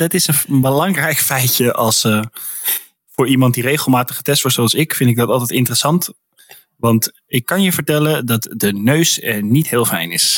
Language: Dutch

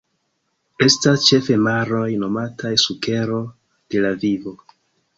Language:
Esperanto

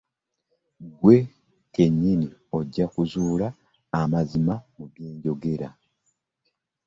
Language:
Ganda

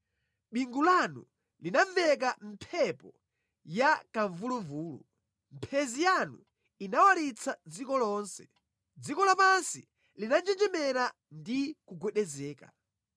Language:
Nyanja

